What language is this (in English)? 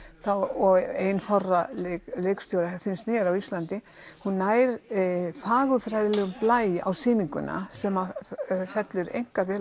Icelandic